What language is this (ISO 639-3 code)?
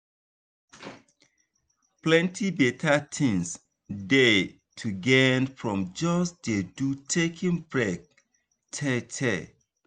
pcm